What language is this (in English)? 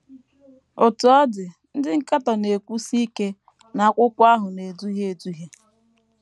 Igbo